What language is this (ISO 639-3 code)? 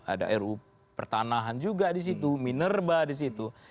ind